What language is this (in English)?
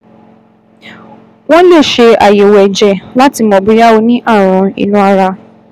Yoruba